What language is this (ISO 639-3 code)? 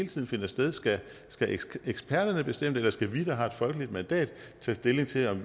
dan